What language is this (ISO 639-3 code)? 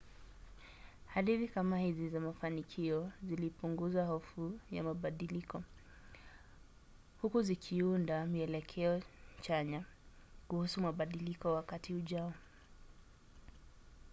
swa